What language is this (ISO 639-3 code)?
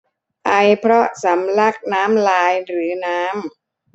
tha